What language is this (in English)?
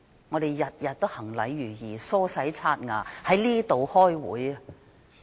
Cantonese